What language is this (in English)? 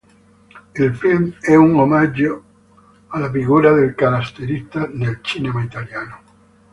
Italian